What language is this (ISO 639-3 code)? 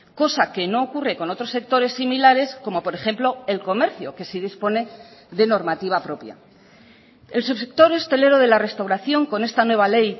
spa